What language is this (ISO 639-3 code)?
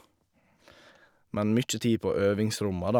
nor